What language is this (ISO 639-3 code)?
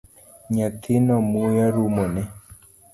luo